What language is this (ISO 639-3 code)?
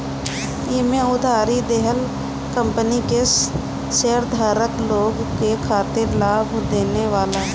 bho